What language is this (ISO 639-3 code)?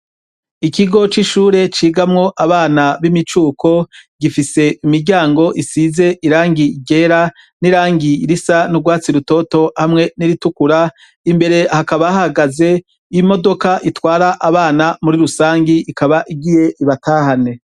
run